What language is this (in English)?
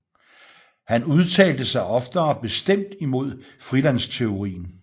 Danish